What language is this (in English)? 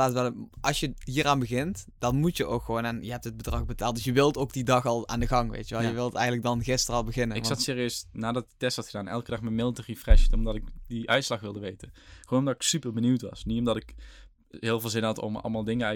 Dutch